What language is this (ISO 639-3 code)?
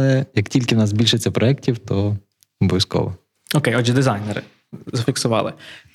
ukr